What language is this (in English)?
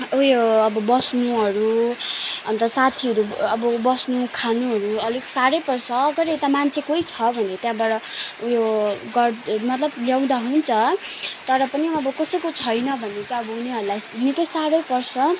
Nepali